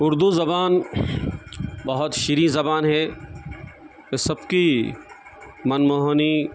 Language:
Urdu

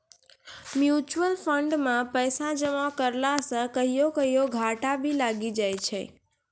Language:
Maithili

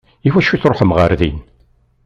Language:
Kabyle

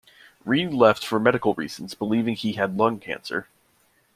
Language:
English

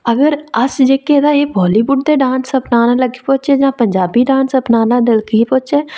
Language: Dogri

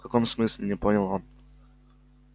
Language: Russian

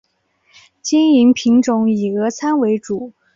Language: Chinese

